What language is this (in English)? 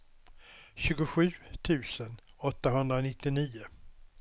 Swedish